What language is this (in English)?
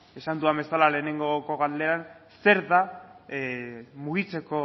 Basque